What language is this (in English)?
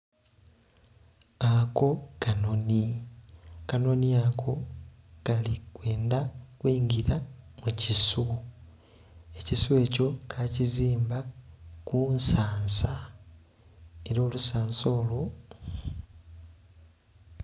Soga